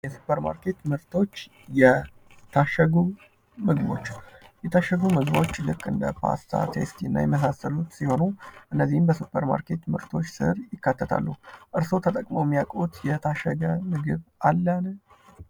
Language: Amharic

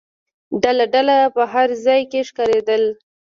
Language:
Pashto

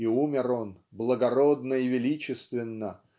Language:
Russian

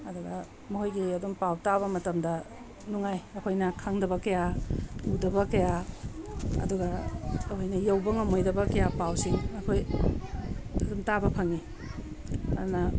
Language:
Manipuri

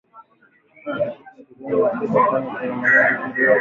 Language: Swahili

